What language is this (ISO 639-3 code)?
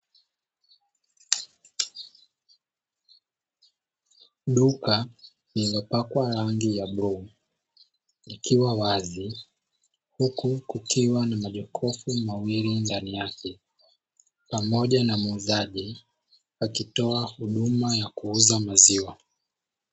swa